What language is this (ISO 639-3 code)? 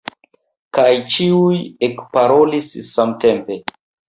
epo